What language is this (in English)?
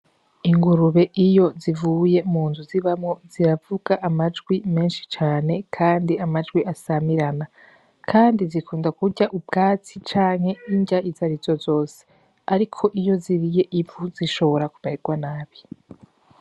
Rundi